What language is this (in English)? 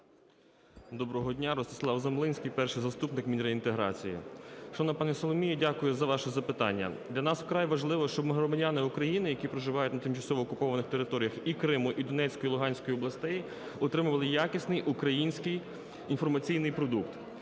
Ukrainian